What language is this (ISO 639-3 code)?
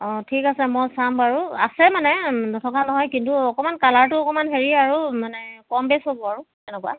asm